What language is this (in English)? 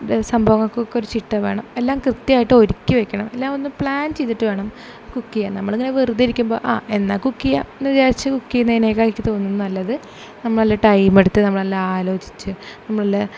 Malayalam